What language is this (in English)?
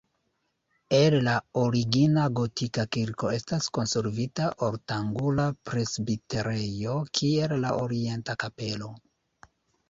Esperanto